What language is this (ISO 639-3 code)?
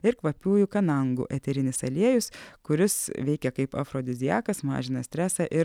lit